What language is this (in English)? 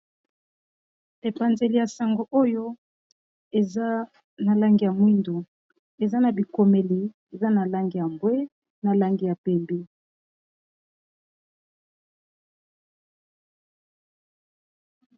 Lingala